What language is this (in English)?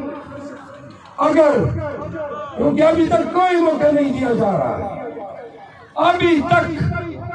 Romanian